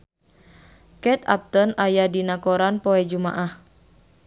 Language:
Sundanese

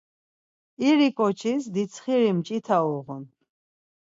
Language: Laz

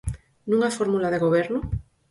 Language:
Galician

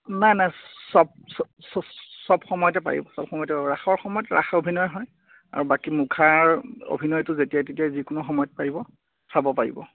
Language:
Assamese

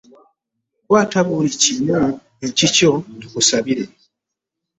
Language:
Ganda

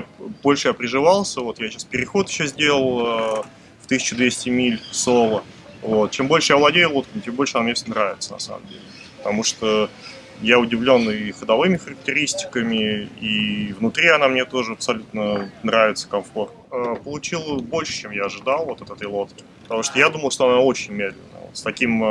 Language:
Russian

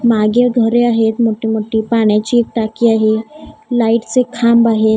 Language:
Marathi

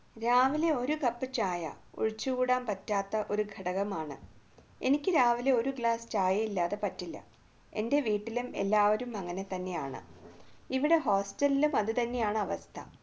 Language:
Malayalam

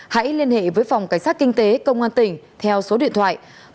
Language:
Vietnamese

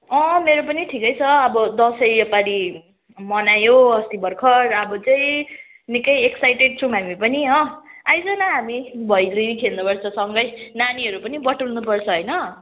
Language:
Nepali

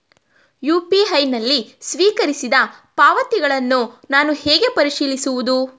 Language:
Kannada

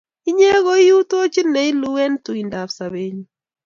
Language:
Kalenjin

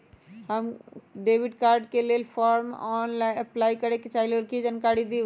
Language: Magahi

